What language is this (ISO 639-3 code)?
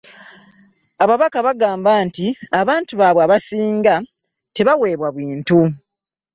lug